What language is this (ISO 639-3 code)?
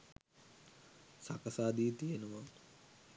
sin